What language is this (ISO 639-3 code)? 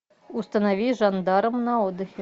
rus